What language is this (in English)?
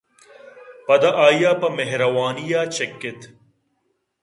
Eastern Balochi